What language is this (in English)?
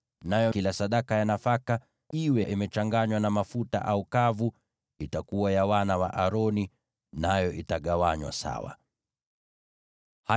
Swahili